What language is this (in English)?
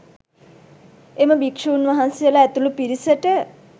Sinhala